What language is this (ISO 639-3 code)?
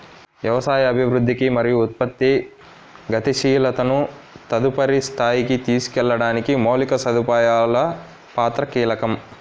tel